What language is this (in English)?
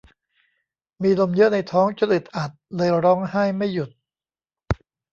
Thai